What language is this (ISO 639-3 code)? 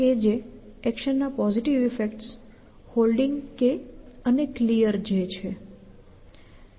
guj